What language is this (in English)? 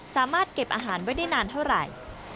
Thai